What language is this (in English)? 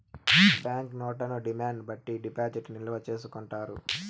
Telugu